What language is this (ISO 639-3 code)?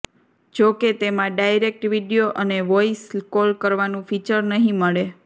guj